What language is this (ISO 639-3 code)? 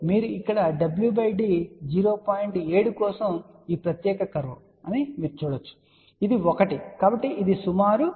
tel